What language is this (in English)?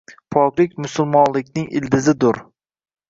Uzbek